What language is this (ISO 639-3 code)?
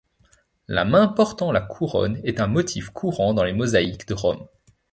fra